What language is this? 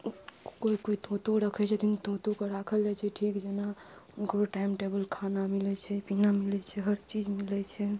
Maithili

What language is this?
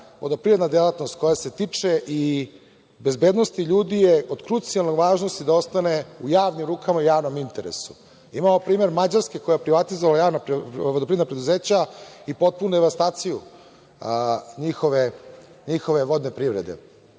Serbian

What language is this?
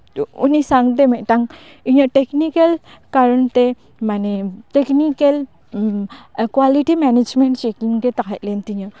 Santali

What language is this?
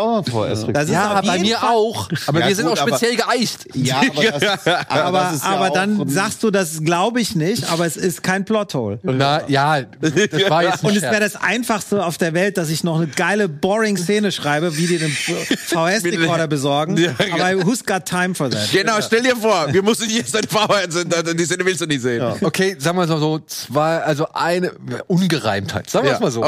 German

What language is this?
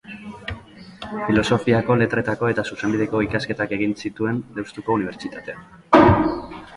Basque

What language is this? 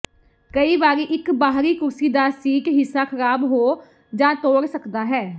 Punjabi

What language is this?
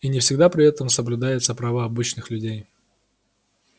Russian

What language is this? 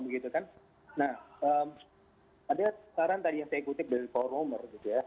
Indonesian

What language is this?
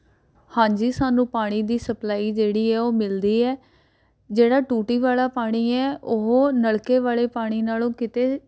Punjabi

